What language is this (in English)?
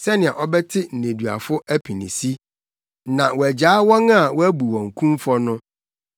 Akan